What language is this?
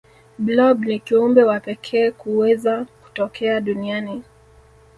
Swahili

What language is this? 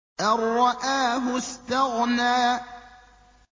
Arabic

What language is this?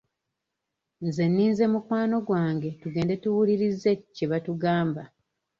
Ganda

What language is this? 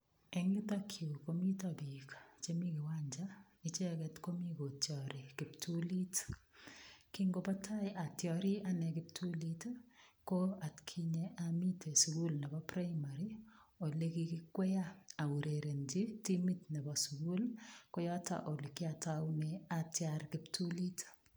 Kalenjin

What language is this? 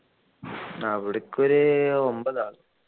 Malayalam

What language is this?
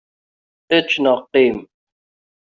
Kabyle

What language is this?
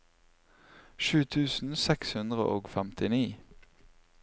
Norwegian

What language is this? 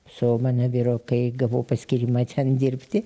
Lithuanian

